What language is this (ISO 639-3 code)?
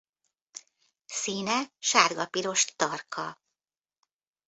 hun